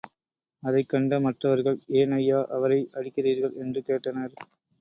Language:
Tamil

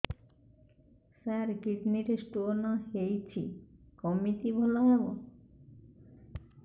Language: Odia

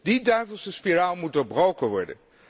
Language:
Dutch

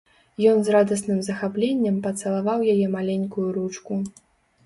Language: Belarusian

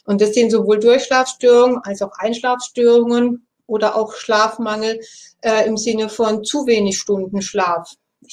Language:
German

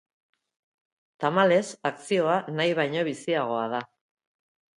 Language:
Basque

